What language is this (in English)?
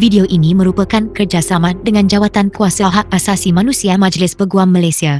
Malay